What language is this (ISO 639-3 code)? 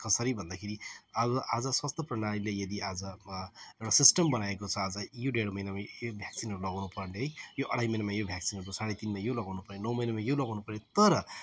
nep